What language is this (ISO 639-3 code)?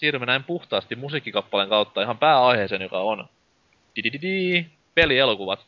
fin